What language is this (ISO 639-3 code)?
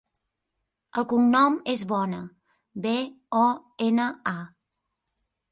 cat